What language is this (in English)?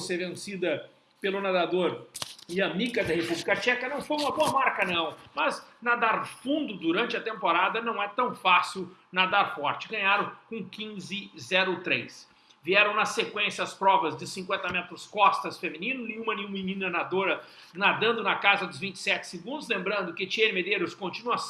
Portuguese